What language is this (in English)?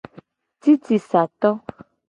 Gen